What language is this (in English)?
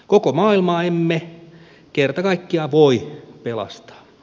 Finnish